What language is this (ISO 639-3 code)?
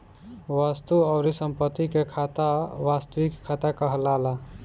bho